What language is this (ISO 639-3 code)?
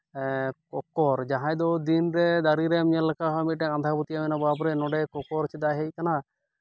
sat